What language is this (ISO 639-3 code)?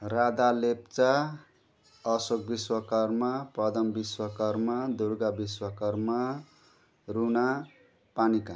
nep